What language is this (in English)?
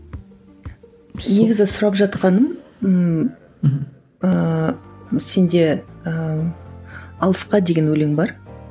Kazakh